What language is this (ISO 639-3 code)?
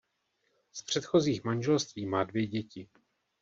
ces